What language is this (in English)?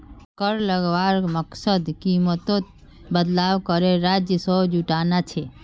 Magahi